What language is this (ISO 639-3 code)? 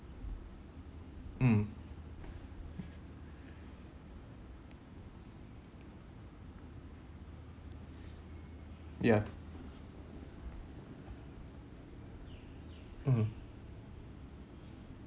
eng